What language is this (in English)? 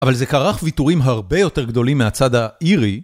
Hebrew